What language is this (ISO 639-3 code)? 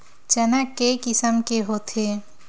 hne